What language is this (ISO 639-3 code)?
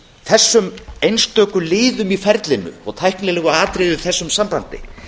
isl